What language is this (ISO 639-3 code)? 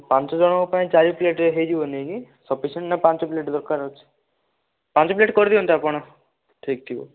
ori